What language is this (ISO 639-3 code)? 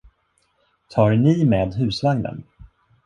swe